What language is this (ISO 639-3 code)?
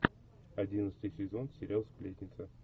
rus